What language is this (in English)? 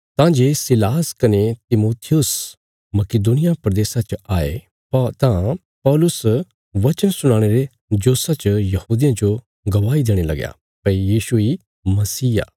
Bilaspuri